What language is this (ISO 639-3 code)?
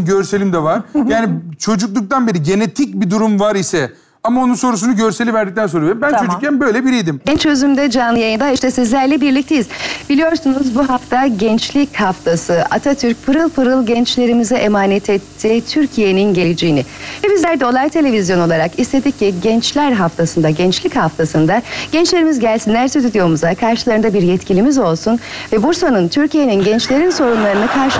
tur